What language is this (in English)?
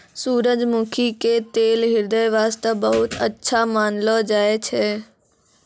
Maithili